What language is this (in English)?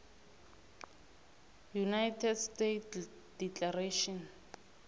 South Ndebele